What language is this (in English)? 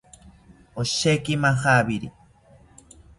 South Ucayali Ashéninka